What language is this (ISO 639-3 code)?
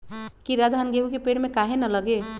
mag